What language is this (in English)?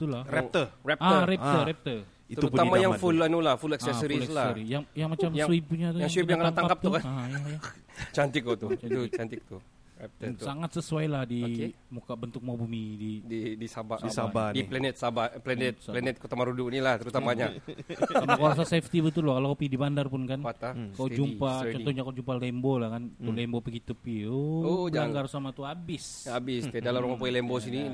Malay